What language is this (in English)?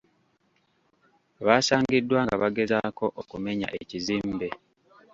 Ganda